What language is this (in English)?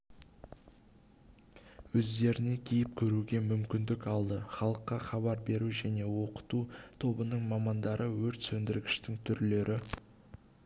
Kazakh